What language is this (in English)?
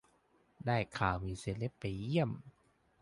Thai